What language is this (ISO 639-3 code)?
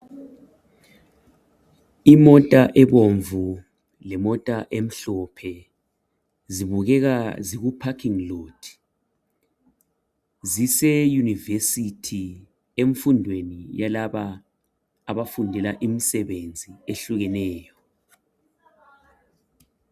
nde